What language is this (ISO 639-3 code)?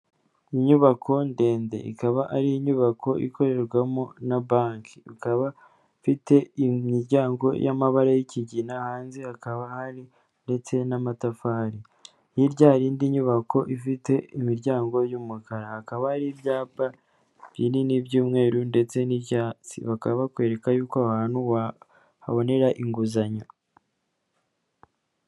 kin